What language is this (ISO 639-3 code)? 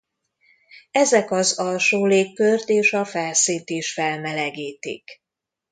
hun